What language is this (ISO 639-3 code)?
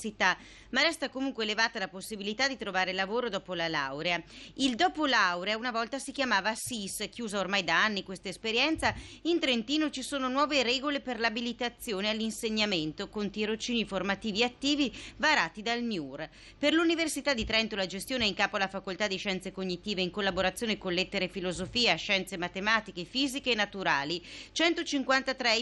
ita